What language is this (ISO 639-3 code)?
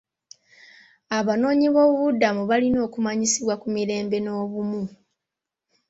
lug